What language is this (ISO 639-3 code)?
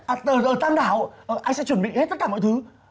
vie